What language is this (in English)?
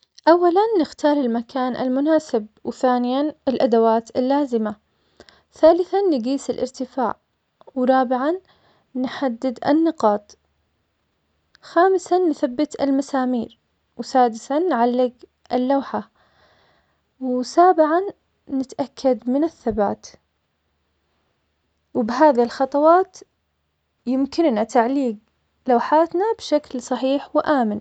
Omani Arabic